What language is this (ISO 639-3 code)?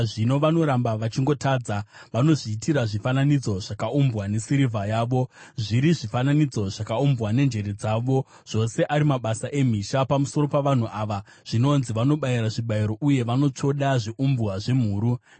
sna